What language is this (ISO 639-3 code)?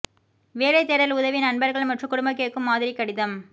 tam